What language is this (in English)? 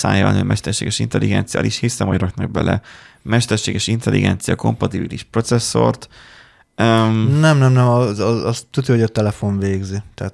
Hungarian